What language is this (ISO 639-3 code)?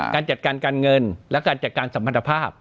tha